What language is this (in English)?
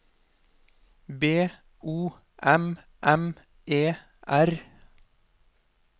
Norwegian